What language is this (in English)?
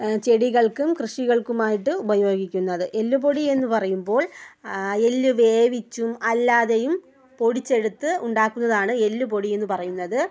Malayalam